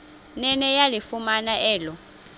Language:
Xhosa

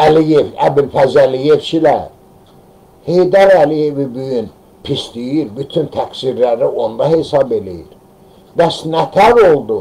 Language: Turkish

